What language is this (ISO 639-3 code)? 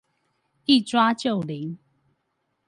zho